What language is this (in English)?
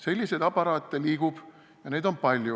Estonian